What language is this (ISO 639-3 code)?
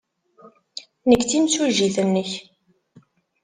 kab